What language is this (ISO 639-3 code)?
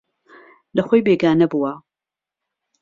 ckb